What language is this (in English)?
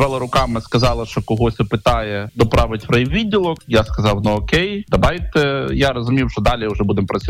Ukrainian